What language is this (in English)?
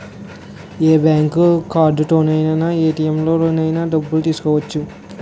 Telugu